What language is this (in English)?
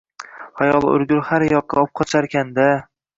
Uzbek